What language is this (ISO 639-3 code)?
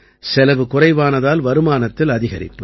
tam